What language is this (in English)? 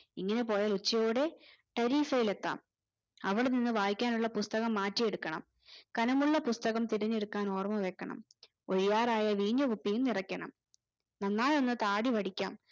Malayalam